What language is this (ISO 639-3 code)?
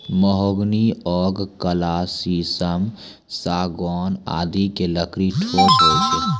mai